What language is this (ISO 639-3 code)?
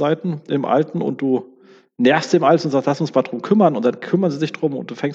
deu